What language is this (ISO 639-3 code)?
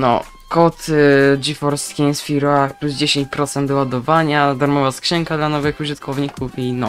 pol